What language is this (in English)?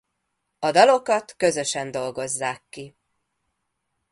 Hungarian